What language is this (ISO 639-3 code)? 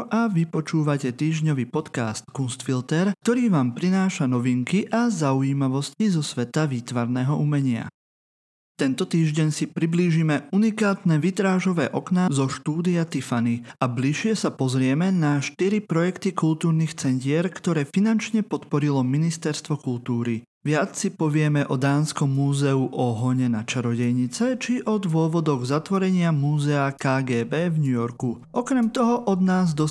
slk